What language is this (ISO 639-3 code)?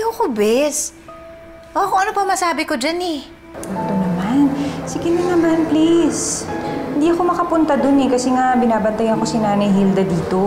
fil